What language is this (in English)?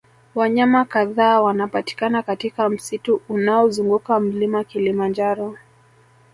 Swahili